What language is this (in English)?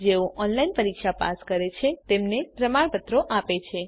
Gujarati